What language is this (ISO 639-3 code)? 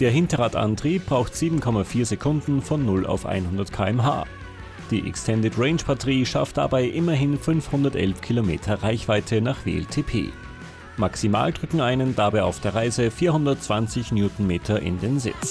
deu